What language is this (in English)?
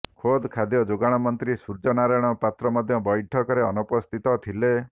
Odia